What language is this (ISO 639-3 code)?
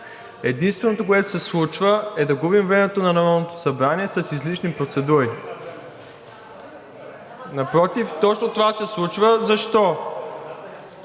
bul